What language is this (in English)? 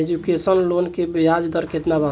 Bhojpuri